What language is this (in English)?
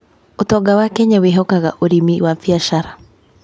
Kikuyu